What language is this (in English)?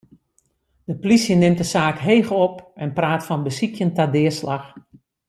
Western Frisian